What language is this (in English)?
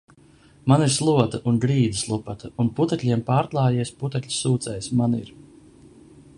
Latvian